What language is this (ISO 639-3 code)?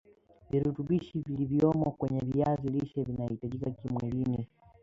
swa